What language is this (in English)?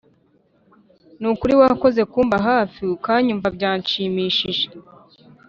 Kinyarwanda